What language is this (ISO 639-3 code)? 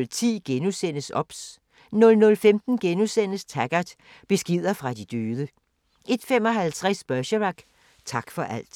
dan